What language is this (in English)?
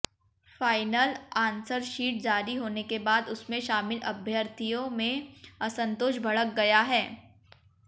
Hindi